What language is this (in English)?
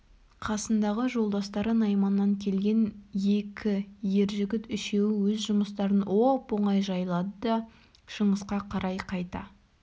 Kazakh